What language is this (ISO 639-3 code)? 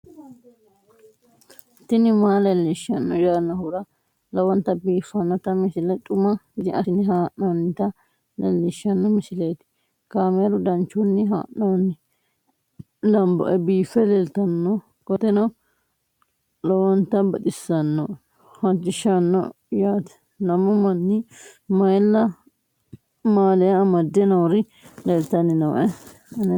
sid